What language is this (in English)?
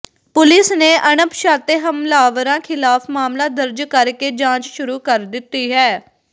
Punjabi